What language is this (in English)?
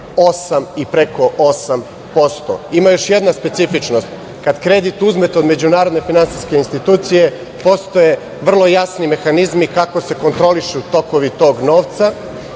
Serbian